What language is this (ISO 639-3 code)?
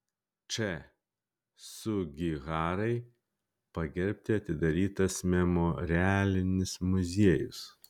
lit